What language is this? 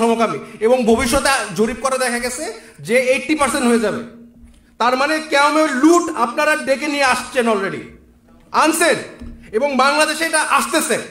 Bangla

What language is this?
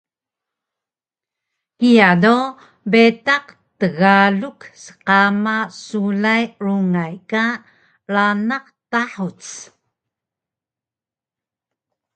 Taroko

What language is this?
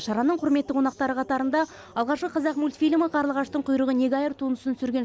Kazakh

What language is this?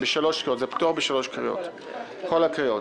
Hebrew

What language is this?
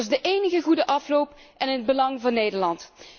Dutch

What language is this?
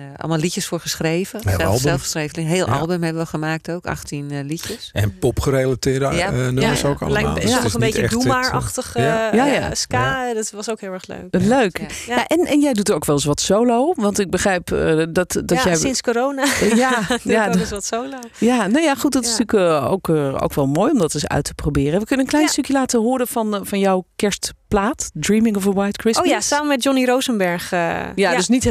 Dutch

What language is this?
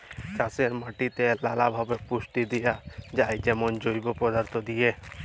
Bangla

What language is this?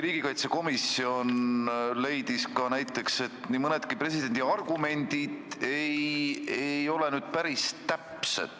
Estonian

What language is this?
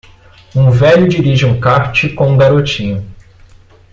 Portuguese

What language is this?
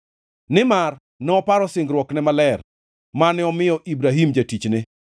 Luo (Kenya and Tanzania)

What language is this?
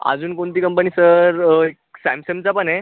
Marathi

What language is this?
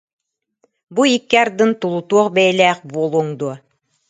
Yakut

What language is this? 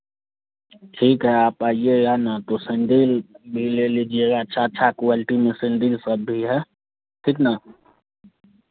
Hindi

